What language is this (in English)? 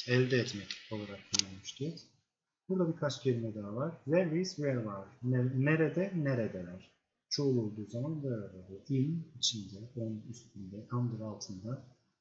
Turkish